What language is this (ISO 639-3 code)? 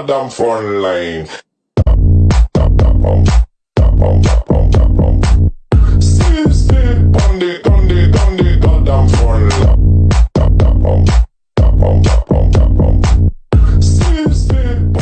por